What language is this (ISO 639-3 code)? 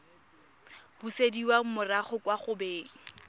tsn